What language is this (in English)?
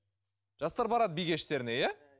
Kazakh